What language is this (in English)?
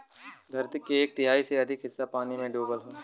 Bhojpuri